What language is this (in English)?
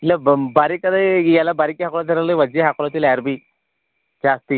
Kannada